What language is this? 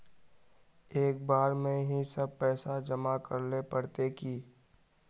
Magahi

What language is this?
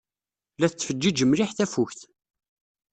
Kabyle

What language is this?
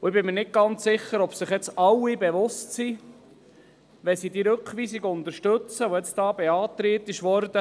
Swiss German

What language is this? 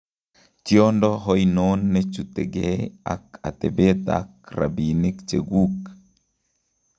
Kalenjin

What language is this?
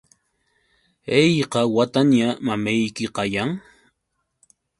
Yauyos Quechua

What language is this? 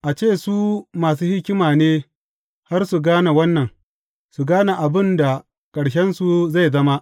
Hausa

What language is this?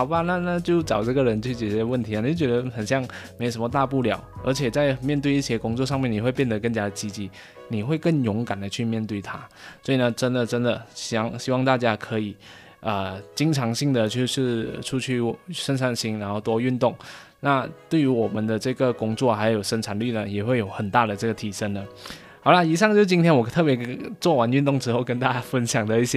Chinese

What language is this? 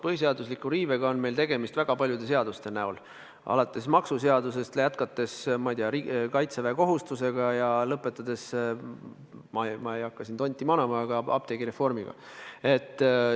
Estonian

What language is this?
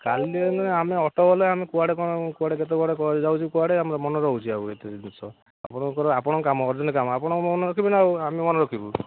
Odia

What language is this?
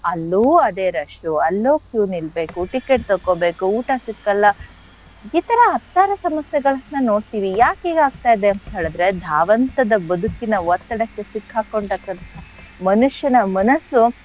Kannada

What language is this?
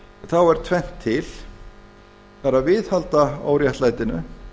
Icelandic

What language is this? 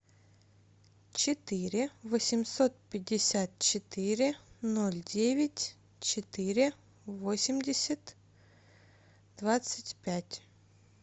Russian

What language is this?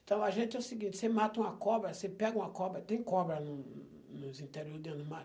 Portuguese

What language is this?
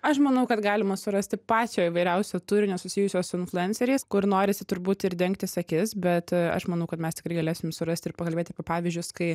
Lithuanian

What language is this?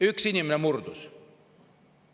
Estonian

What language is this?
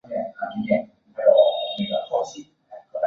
Chinese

